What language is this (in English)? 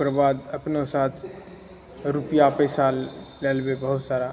Maithili